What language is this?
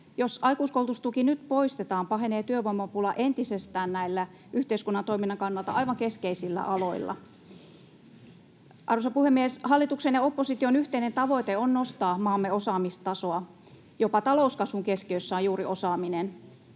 Finnish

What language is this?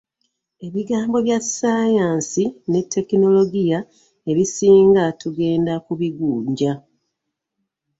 Ganda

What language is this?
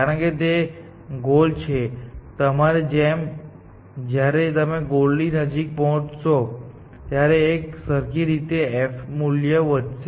Gujarati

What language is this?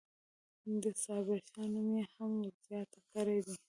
Pashto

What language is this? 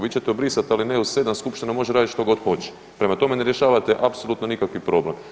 Croatian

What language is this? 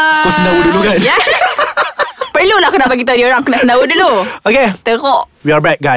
Malay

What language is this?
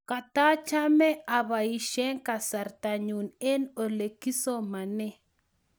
Kalenjin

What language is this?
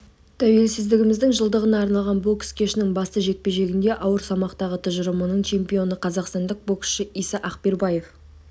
Kazakh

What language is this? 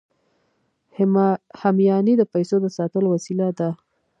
Pashto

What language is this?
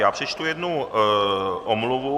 Czech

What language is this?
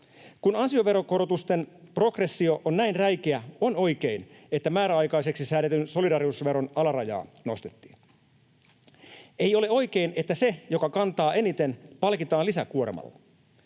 Finnish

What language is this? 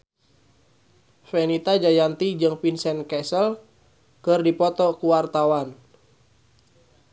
Sundanese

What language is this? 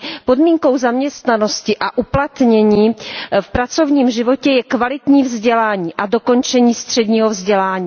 Czech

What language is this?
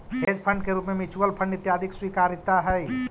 Magahi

